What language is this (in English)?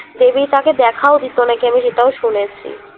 Bangla